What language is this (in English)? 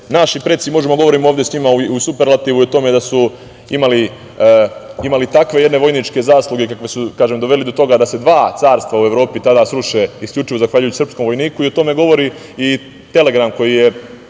Serbian